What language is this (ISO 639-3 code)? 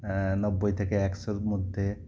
ben